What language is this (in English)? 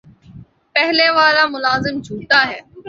Urdu